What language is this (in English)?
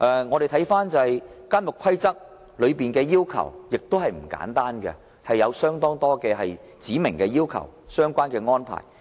Cantonese